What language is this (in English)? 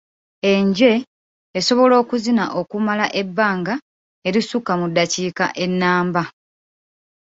Ganda